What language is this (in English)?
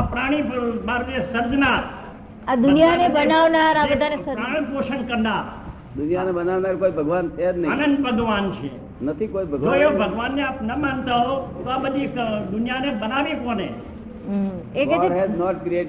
Gujarati